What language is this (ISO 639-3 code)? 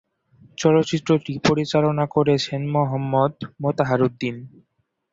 ben